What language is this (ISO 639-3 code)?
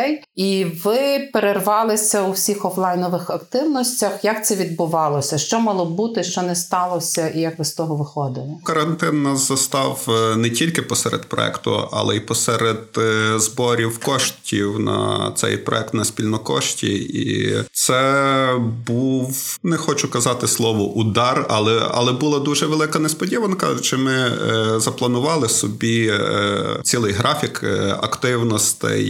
ukr